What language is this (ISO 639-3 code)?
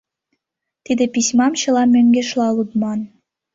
chm